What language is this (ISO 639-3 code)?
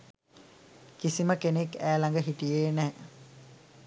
sin